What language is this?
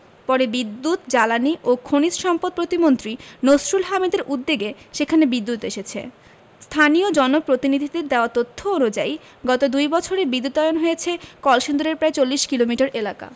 Bangla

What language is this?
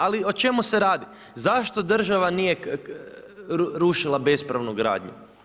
Croatian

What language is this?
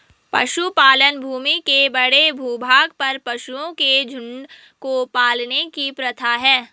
Hindi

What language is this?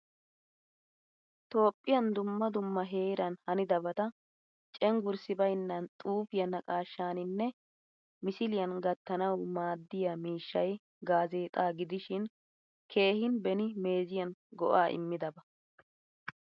Wolaytta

